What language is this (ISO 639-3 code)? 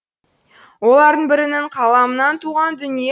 kaz